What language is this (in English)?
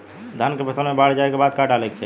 Bhojpuri